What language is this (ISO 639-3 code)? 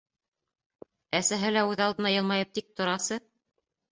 bak